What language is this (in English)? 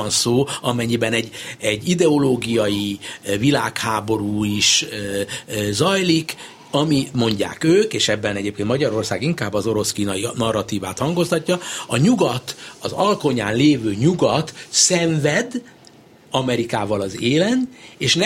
Hungarian